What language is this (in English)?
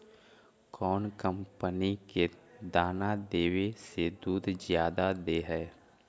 Magahi